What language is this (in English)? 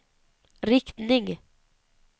Swedish